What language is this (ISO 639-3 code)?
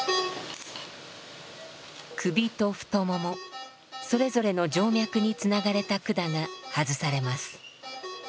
jpn